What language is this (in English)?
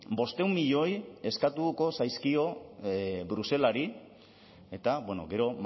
Basque